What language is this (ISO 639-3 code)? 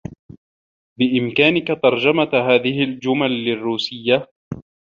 ara